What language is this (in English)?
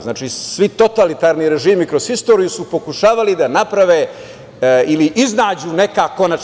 Serbian